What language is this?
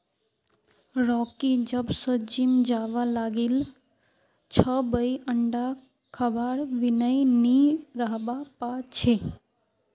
Magahi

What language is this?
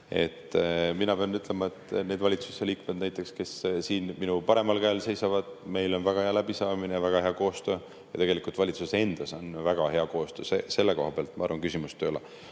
Estonian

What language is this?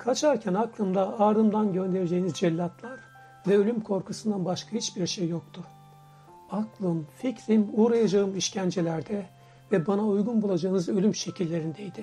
Turkish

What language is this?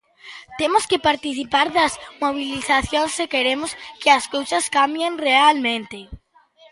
Galician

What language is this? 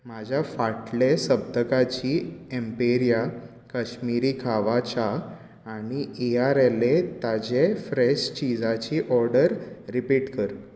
Konkani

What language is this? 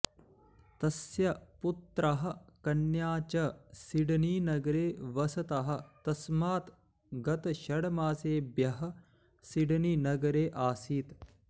Sanskrit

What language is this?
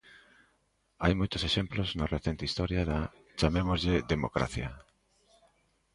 Galician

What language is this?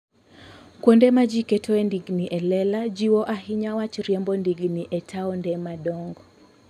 Luo (Kenya and Tanzania)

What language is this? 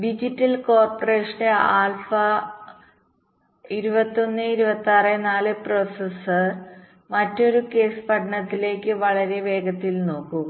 Malayalam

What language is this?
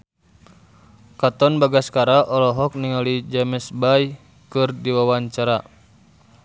Sundanese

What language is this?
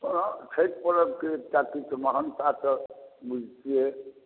Maithili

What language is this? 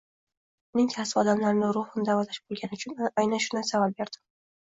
Uzbek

